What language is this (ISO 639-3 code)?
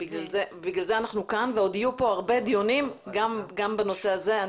heb